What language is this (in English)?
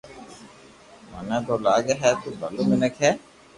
Loarki